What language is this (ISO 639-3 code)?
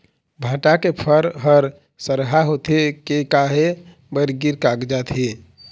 hne